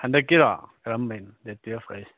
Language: Manipuri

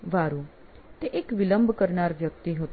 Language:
Gujarati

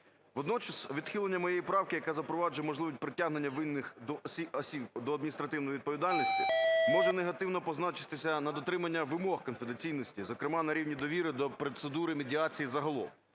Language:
Ukrainian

